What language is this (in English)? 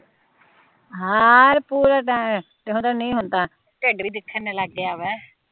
Punjabi